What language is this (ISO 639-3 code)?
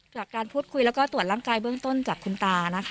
tha